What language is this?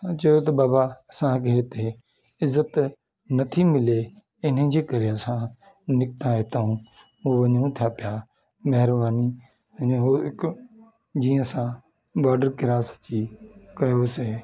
Sindhi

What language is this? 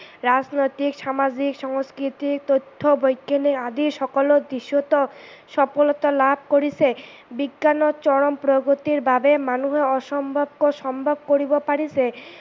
Assamese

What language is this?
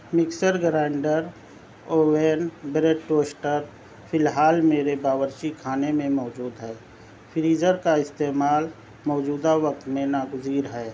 Urdu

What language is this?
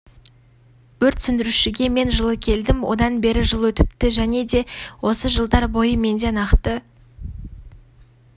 Kazakh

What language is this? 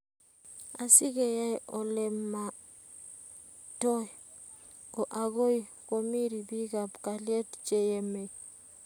Kalenjin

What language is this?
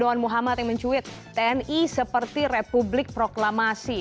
Indonesian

